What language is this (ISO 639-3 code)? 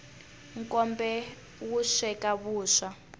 tso